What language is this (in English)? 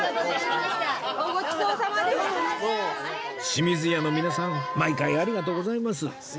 Japanese